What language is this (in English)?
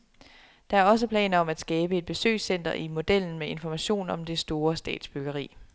Danish